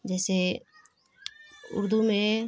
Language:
Urdu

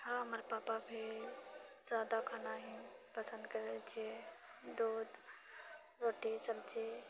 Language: Maithili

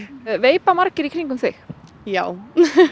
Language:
Icelandic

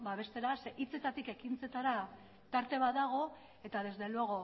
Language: Basque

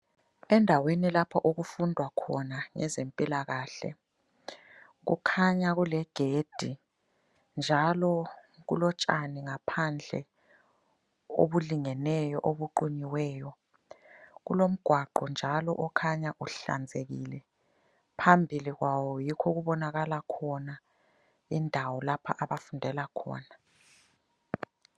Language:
North Ndebele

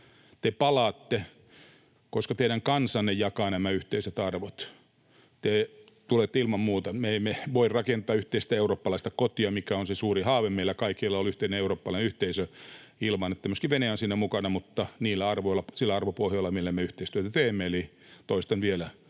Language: Finnish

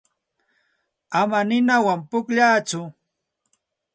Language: Santa Ana de Tusi Pasco Quechua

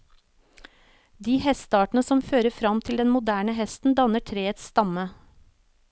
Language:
Norwegian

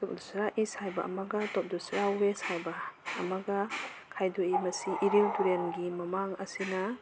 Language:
Manipuri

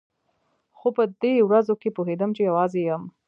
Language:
Pashto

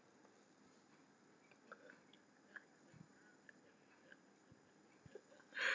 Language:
English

